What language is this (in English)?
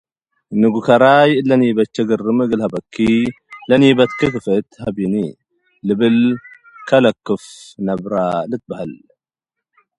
Tigre